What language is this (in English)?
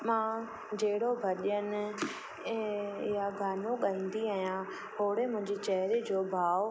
Sindhi